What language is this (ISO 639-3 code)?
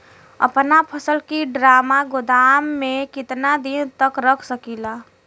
bho